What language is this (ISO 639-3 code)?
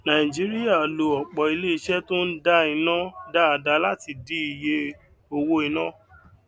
yor